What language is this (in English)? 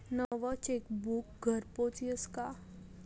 Marathi